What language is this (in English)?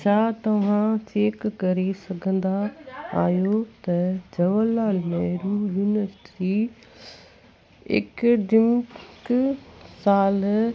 Sindhi